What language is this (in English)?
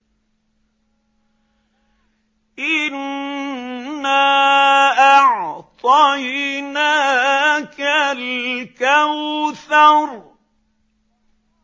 Arabic